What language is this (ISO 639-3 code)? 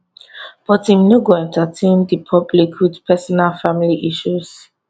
pcm